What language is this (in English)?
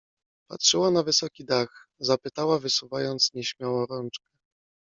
Polish